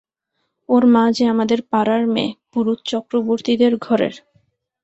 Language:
Bangla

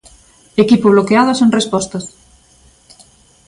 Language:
Galician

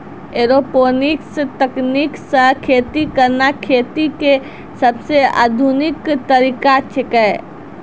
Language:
Maithili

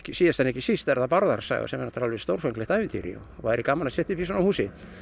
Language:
Icelandic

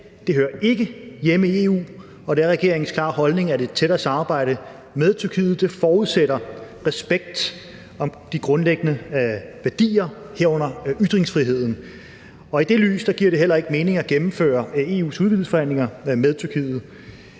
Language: Danish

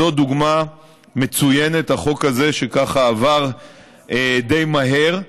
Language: Hebrew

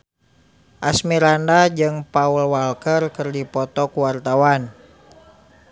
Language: Sundanese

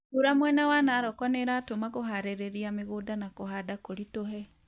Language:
Kikuyu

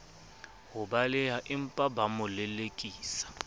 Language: Southern Sotho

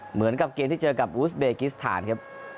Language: Thai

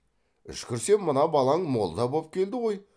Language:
Kazakh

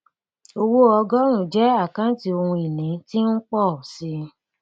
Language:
Yoruba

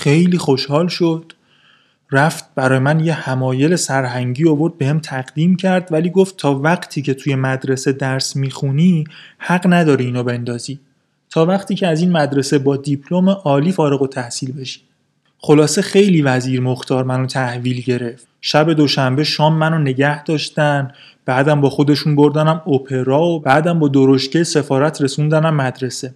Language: Persian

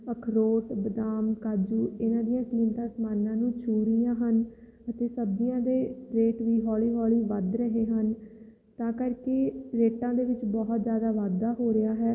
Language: Punjabi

